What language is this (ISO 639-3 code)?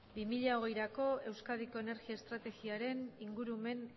eus